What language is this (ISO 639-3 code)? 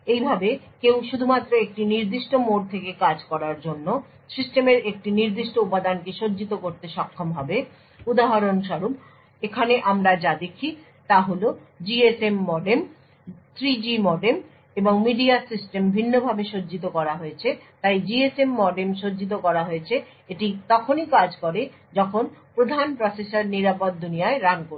ben